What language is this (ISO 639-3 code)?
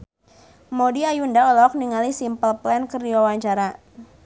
sun